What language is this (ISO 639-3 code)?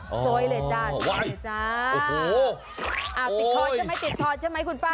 tha